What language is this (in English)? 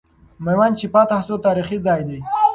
Pashto